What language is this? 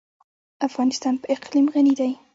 Pashto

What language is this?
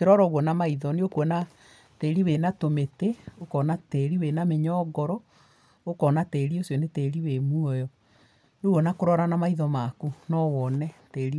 Kikuyu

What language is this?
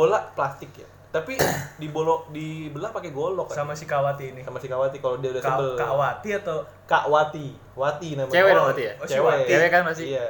Indonesian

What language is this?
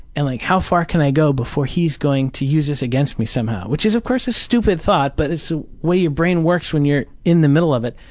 English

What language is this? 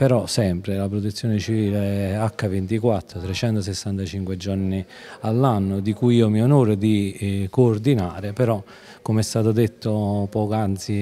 Italian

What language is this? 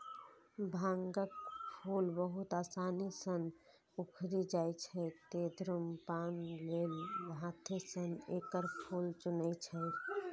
Maithili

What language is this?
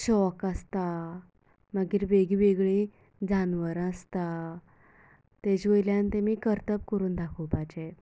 Konkani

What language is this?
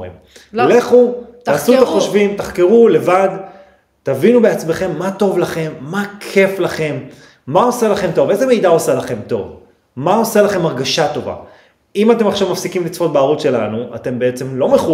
Hebrew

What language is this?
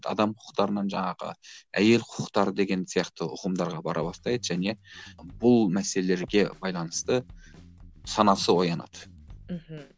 Kazakh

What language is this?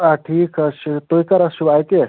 Kashmiri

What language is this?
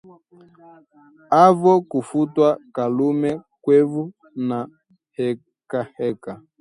Swahili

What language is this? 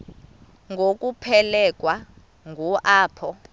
Xhosa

